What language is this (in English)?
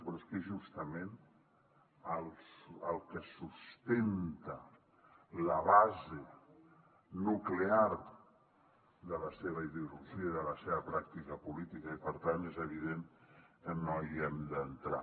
Catalan